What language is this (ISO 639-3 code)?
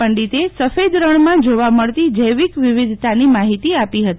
guj